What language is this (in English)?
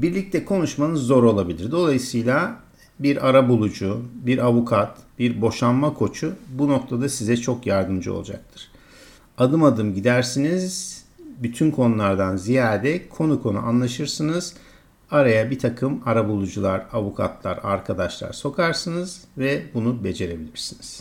Turkish